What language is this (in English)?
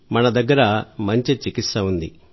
Telugu